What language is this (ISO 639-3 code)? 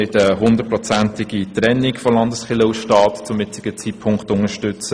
gsw